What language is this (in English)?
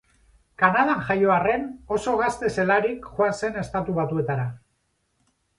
Basque